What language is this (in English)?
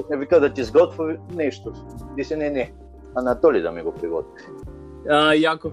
Bulgarian